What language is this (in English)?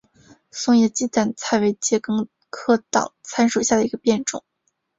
Chinese